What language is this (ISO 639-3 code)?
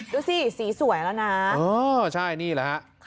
tha